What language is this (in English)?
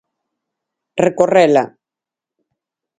Galician